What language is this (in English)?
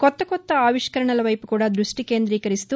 Telugu